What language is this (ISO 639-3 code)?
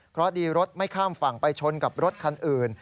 tha